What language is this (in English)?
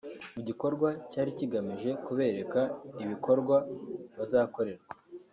Kinyarwanda